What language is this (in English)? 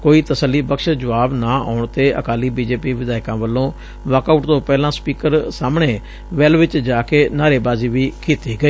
Punjabi